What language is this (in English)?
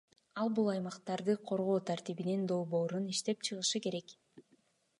Kyrgyz